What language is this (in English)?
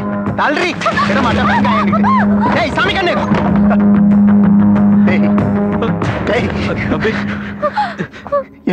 Indonesian